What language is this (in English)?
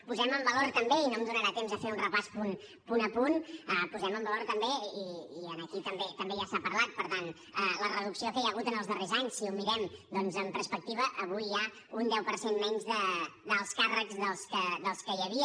Catalan